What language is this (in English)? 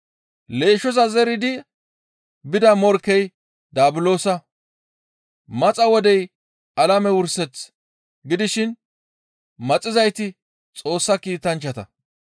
Gamo